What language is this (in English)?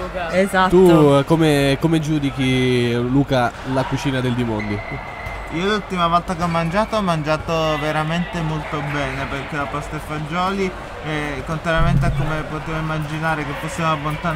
Italian